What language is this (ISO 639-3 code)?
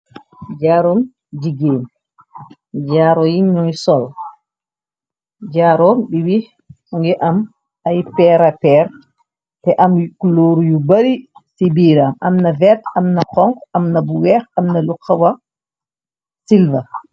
wol